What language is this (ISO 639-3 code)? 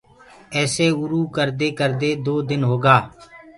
ggg